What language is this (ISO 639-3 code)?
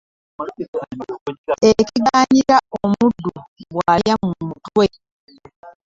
lug